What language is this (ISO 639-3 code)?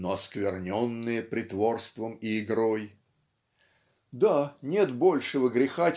rus